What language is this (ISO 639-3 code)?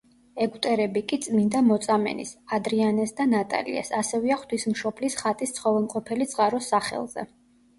kat